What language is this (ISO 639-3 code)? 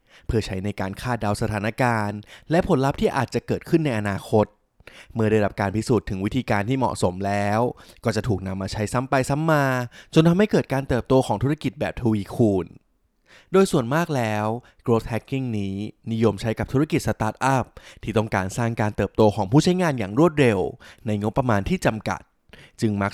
tha